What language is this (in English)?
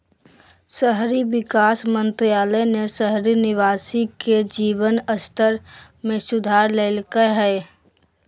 Magahi